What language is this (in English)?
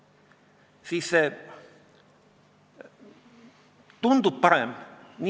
Estonian